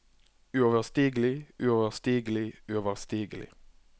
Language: Norwegian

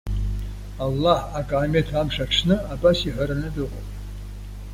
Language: Abkhazian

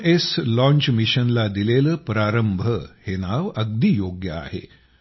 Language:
Marathi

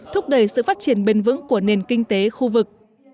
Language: Vietnamese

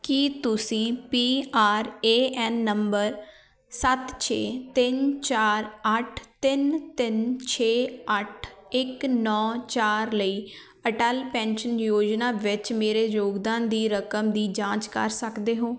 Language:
Punjabi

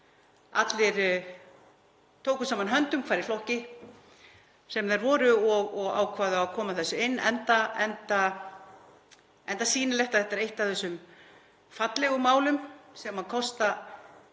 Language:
Icelandic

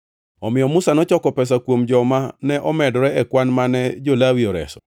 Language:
Luo (Kenya and Tanzania)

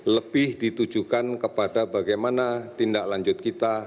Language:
Indonesian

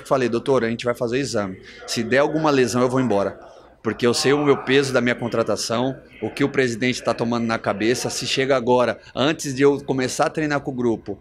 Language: Portuguese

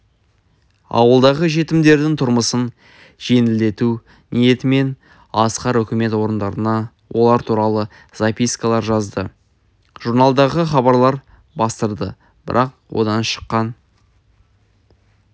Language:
Kazakh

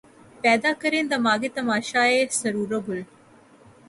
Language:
Urdu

